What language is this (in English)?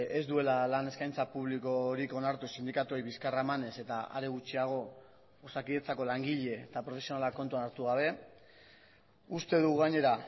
Basque